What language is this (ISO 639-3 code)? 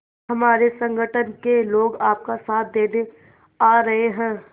hin